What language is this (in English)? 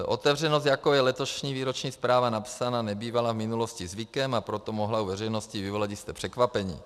Czech